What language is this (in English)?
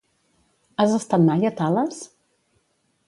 Catalan